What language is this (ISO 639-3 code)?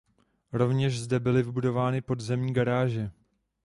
ces